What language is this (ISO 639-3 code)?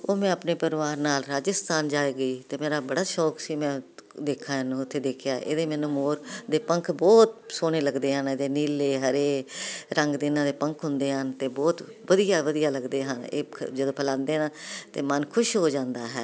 pan